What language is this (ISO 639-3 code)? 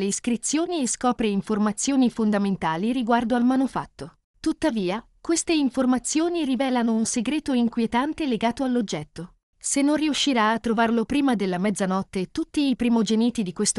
ita